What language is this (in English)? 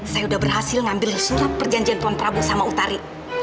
Indonesian